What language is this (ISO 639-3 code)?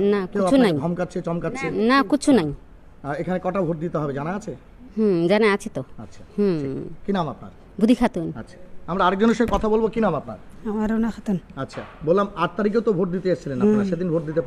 hin